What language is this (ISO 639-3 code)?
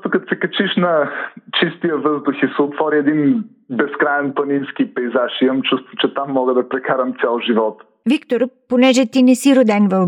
bul